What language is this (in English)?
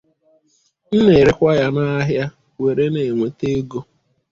Igbo